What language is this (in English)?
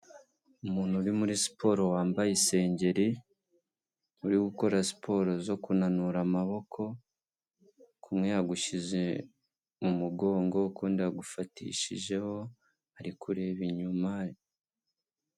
Kinyarwanda